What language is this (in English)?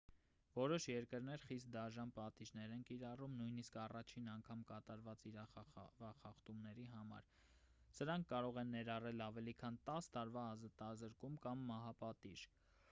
Armenian